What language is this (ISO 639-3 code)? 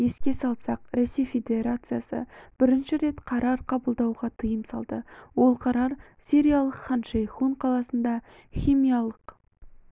kaz